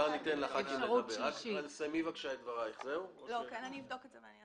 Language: Hebrew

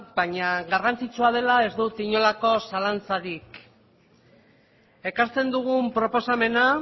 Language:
Basque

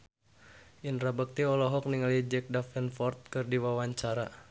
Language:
Sundanese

